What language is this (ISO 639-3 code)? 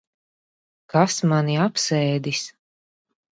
lav